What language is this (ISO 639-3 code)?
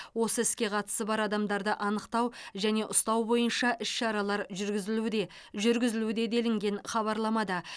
kaz